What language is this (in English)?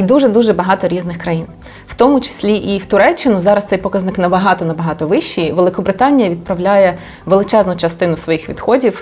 Ukrainian